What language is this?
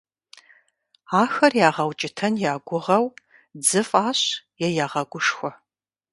Kabardian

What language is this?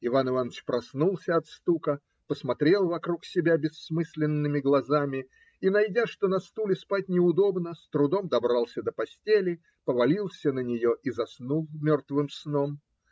Russian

